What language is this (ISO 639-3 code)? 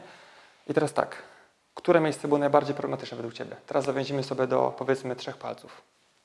pol